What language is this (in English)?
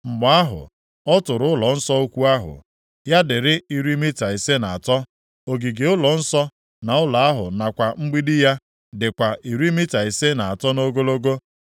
Igbo